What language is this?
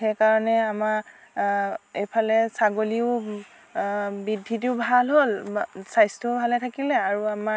Assamese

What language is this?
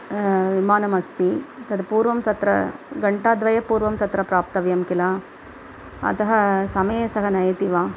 Sanskrit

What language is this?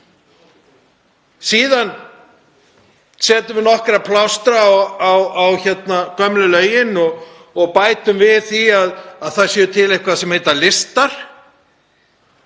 Icelandic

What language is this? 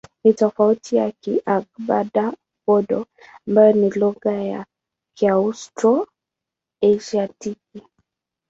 Swahili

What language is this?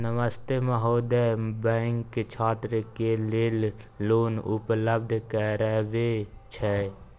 Maithili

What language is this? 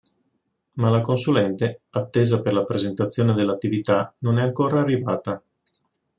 Italian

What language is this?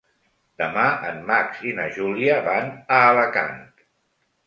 Catalan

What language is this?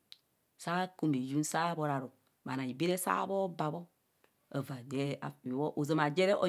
Kohumono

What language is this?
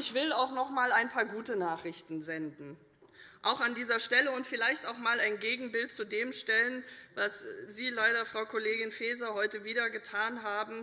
German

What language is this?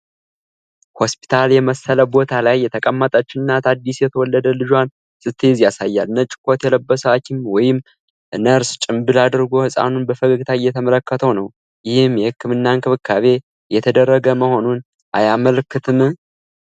Amharic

